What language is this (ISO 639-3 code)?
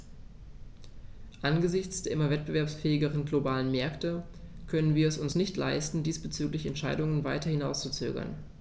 deu